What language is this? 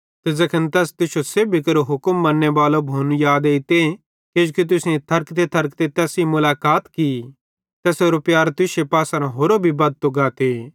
Bhadrawahi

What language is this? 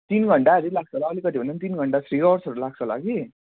Nepali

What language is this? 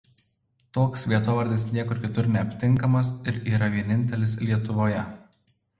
Lithuanian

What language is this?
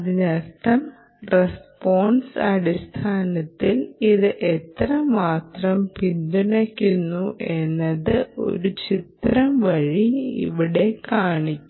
Malayalam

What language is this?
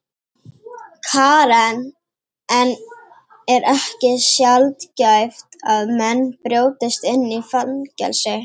Icelandic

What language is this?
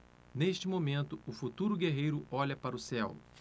Portuguese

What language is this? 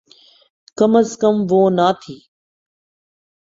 Urdu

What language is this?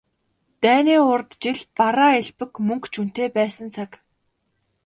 Mongolian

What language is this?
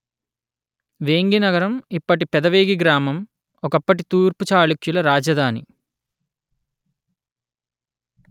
Telugu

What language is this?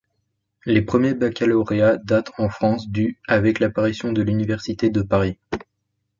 French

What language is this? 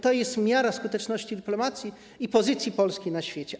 Polish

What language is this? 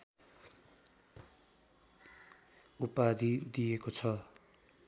Nepali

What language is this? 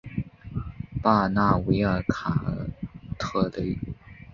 Chinese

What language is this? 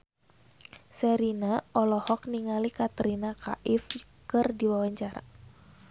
Sundanese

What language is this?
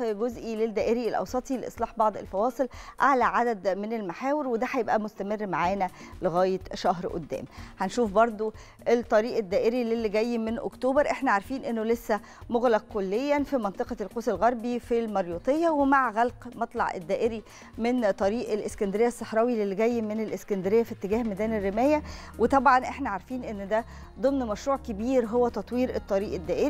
Arabic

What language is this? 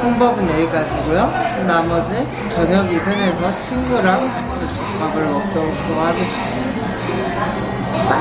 Korean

